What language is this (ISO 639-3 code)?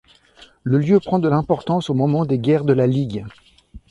fra